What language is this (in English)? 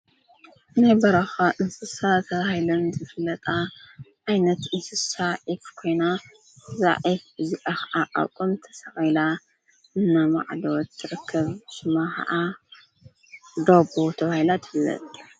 Tigrinya